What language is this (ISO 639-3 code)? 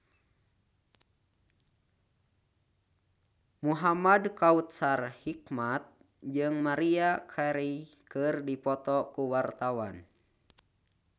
sun